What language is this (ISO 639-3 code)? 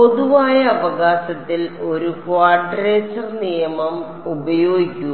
mal